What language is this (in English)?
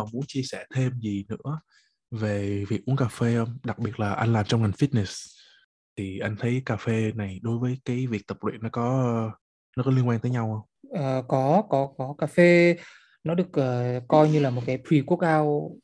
Vietnamese